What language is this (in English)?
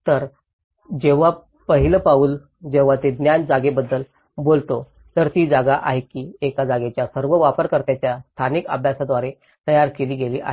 Marathi